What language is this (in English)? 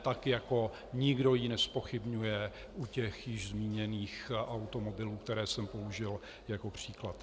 Czech